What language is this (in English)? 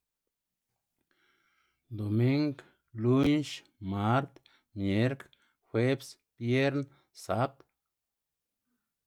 Xanaguía Zapotec